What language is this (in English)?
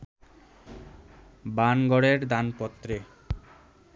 Bangla